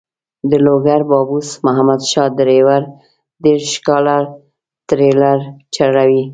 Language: Pashto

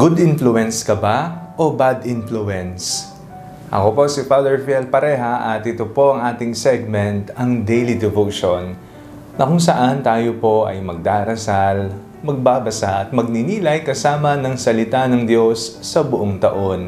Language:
Filipino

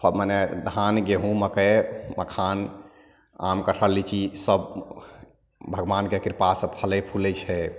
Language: Maithili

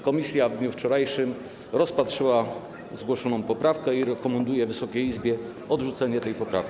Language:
Polish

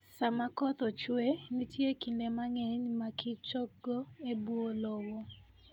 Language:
Luo (Kenya and Tanzania)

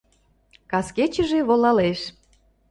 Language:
Mari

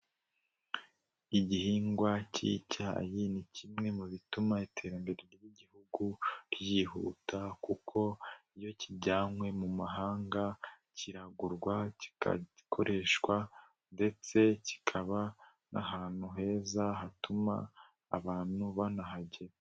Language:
Kinyarwanda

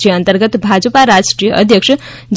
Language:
Gujarati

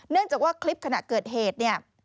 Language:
Thai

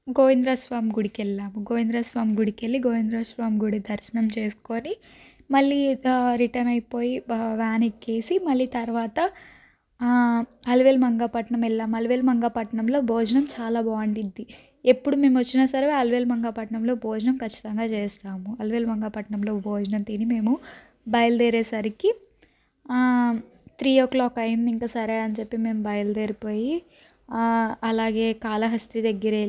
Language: Telugu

